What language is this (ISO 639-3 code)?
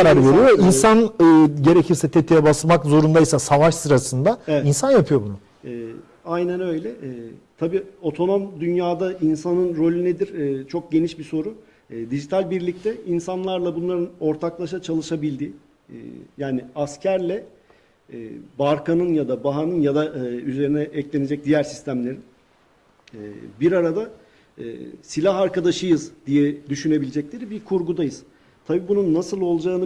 tur